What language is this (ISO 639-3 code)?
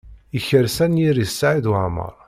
kab